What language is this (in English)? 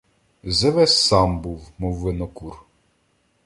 Ukrainian